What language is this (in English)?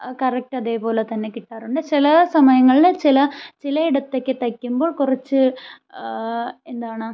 Malayalam